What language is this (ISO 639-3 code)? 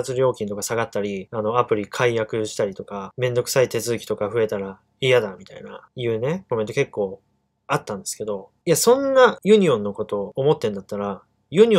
jpn